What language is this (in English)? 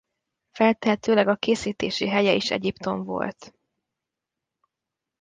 Hungarian